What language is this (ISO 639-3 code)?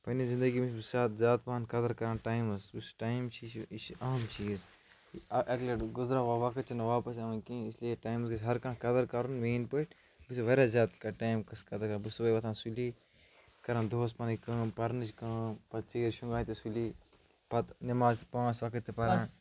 kas